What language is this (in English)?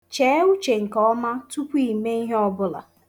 Igbo